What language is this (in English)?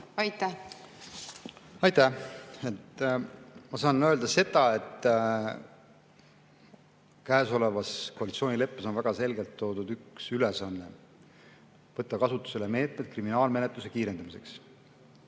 Estonian